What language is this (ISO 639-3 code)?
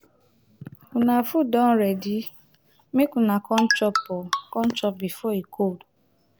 pcm